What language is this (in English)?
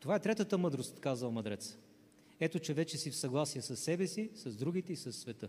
Bulgarian